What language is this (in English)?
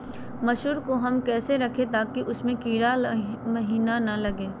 Magahi